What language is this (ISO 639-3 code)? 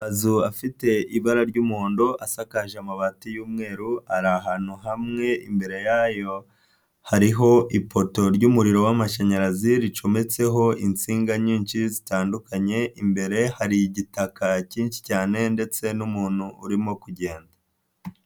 kin